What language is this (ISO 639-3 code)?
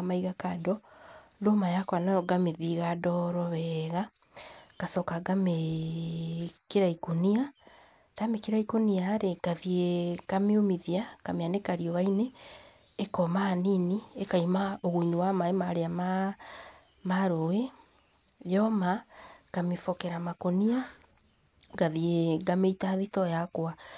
kik